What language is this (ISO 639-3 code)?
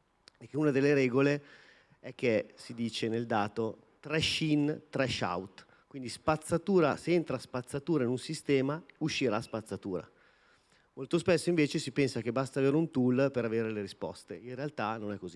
ita